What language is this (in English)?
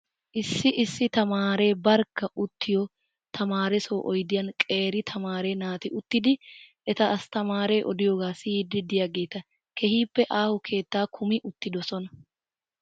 Wolaytta